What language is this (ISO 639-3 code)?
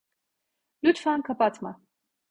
tur